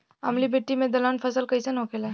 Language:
Bhojpuri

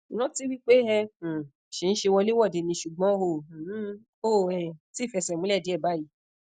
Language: Yoruba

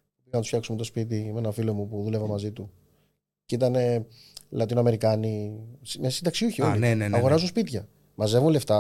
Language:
Greek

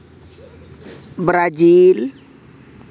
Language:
Santali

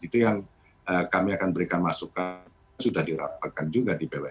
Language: Indonesian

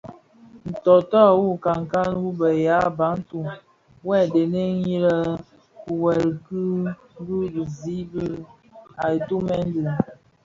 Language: Bafia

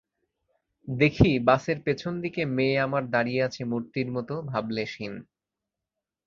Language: Bangla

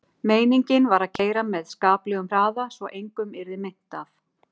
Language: Icelandic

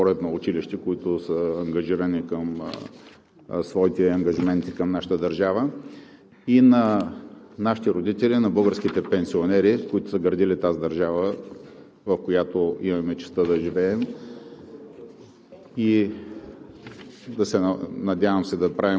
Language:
Bulgarian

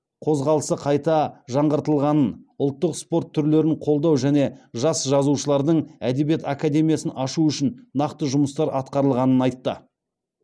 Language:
Kazakh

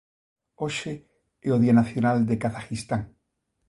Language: Galician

